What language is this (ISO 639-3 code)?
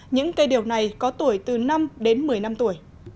vie